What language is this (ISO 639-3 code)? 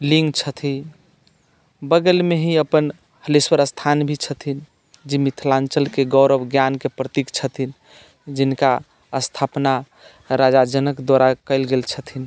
mai